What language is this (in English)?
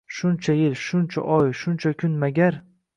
Uzbek